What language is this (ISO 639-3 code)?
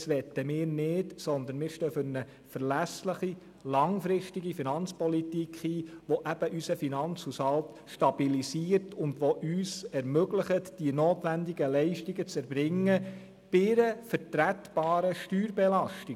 gsw